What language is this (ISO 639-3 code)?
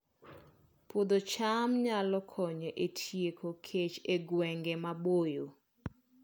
luo